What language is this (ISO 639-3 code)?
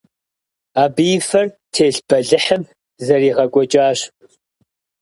kbd